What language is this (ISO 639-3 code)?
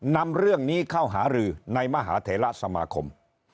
tha